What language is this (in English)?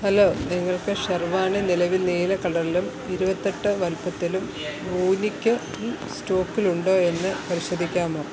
Malayalam